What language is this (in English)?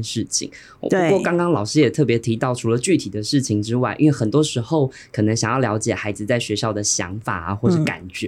Chinese